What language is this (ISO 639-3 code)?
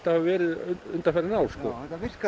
isl